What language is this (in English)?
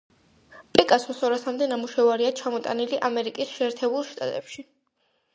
Georgian